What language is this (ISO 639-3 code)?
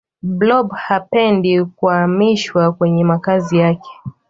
swa